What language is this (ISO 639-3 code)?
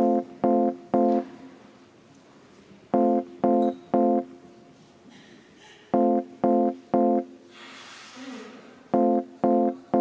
est